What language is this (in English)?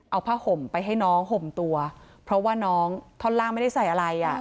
Thai